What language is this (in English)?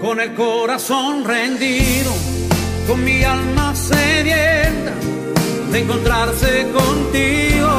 Italian